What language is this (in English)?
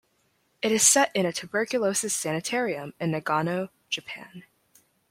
English